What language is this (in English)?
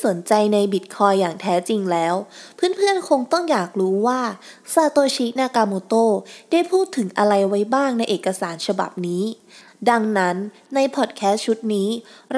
Thai